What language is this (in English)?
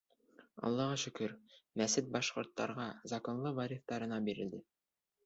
Bashkir